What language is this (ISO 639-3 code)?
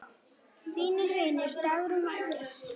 isl